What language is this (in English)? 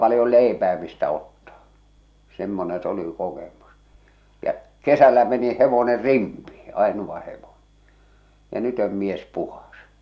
Finnish